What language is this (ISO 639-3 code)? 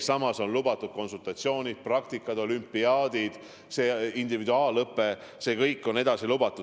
est